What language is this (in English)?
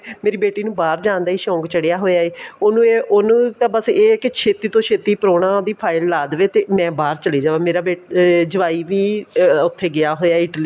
Punjabi